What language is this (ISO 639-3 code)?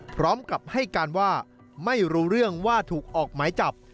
tha